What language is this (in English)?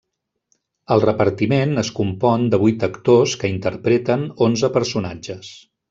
Catalan